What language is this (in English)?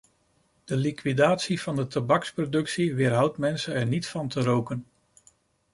Dutch